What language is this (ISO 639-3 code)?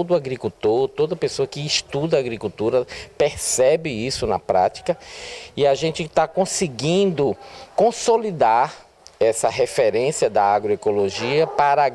por